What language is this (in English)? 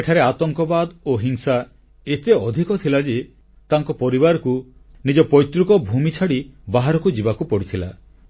Odia